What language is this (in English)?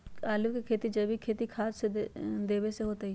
Magahi